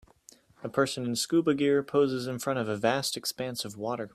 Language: English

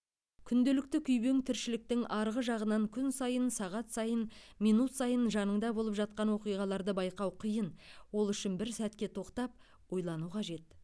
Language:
Kazakh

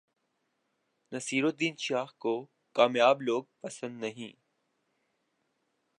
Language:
Urdu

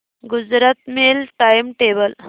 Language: Marathi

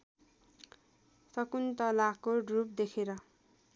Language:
Nepali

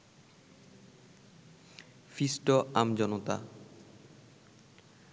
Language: Bangla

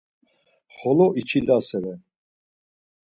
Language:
Laz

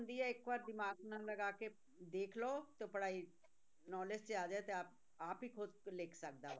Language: Punjabi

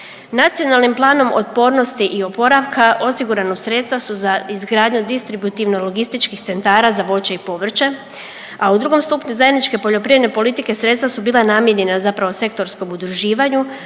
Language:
Croatian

